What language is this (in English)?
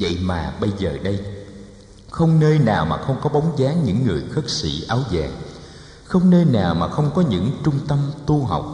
Vietnamese